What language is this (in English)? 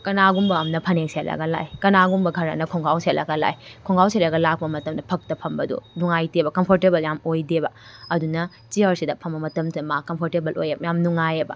Manipuri